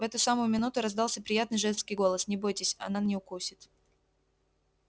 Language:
Russian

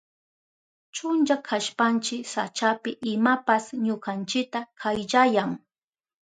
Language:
Southern Pastaza Quechua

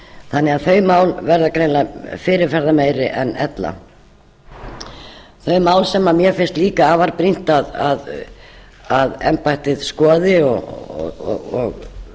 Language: Icelandic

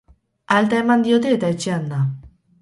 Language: Basque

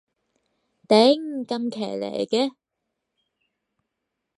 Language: Cantonese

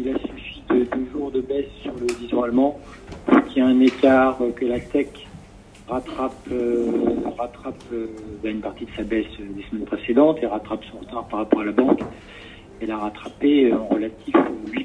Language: French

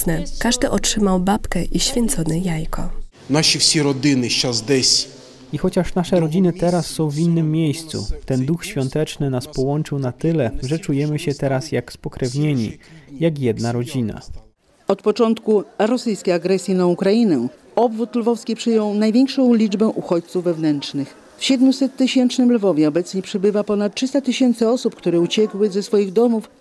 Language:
Polish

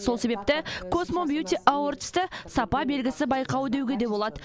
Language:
Kazakh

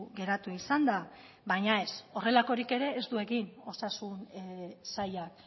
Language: Basque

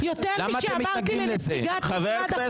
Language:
Hebrew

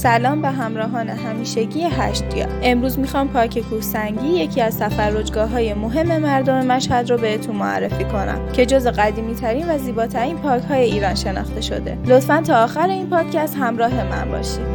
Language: Persian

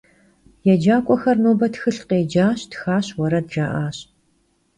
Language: Kabardian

